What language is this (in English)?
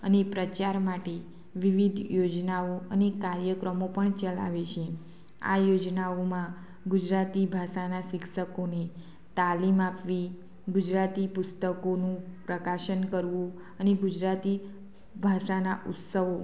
Gujarati